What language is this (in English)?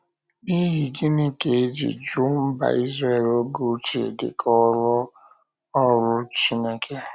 Igbo